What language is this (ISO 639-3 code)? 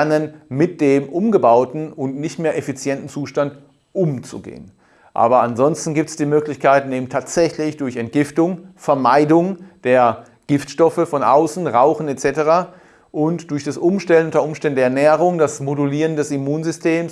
deu